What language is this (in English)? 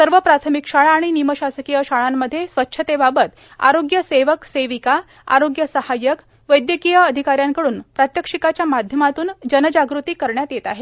Marathi